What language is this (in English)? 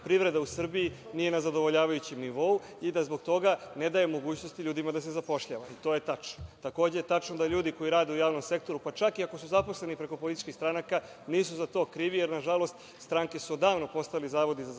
Serbian